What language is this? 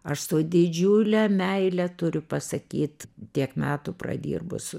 Lithuanian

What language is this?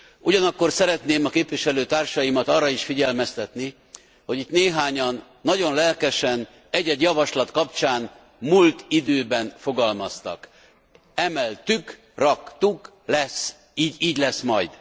Hungarian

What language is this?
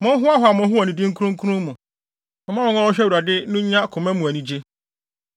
Akan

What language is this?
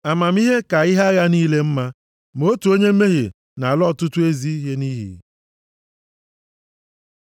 Igbo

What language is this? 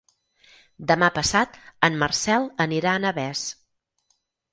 Catalan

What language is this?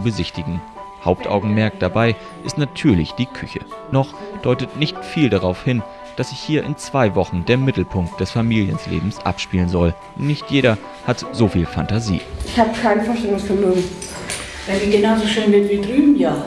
German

